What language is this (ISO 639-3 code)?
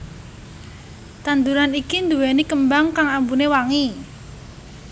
jav